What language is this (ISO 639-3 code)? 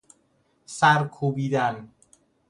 fas